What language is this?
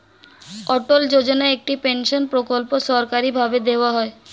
Bangla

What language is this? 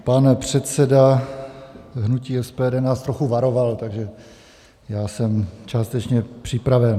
Czech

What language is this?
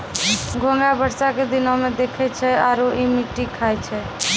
Maithili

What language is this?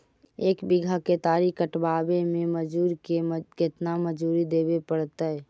Magahi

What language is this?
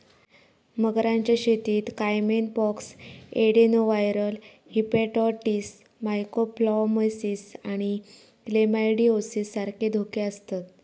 Marathi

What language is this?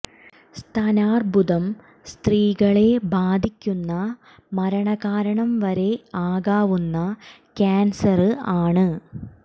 Malayalam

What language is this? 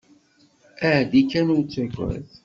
Kabyle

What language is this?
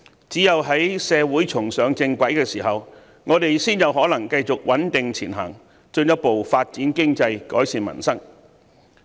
Cantonese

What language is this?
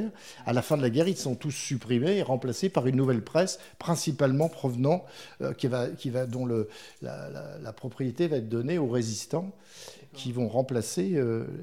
French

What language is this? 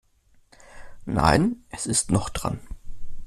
German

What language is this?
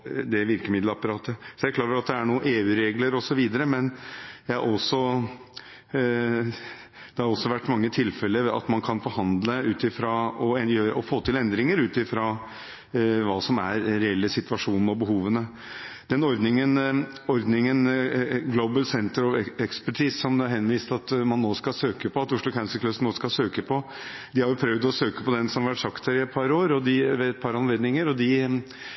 Norwegian Bokmål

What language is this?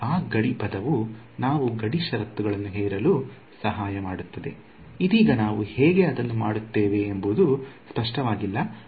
Kannada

